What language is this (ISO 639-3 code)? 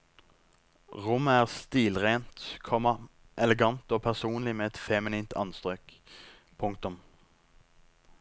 nor